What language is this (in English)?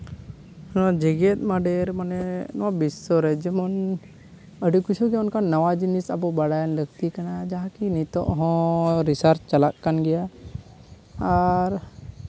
Santali